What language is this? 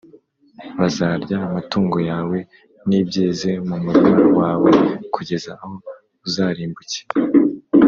Kinyarwanda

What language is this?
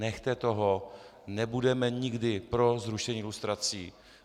Czech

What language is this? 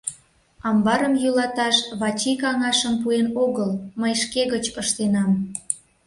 Mari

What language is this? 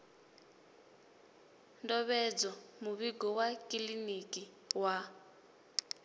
Venda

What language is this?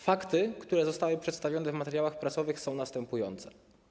Polish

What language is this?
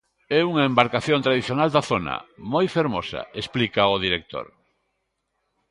Galician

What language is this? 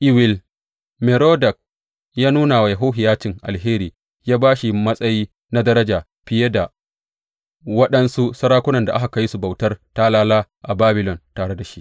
Hausa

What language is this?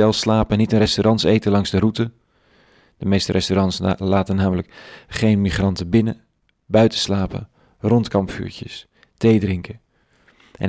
Dutch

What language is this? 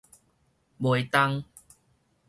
Min Nan Chinese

